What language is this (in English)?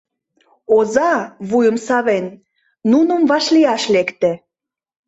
Mari